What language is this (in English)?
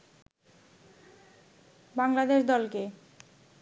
Bangla